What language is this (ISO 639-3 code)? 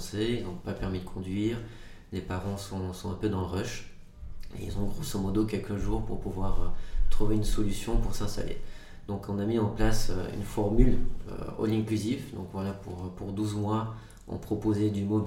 fra